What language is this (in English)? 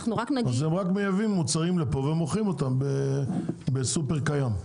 Hebrew